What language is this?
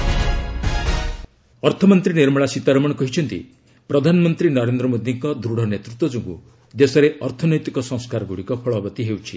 Odia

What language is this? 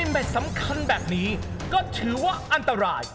Thai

